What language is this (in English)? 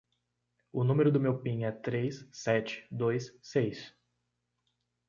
Portuguese